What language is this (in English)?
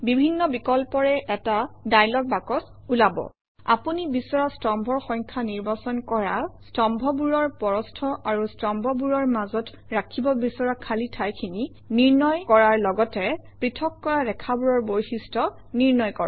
Assamese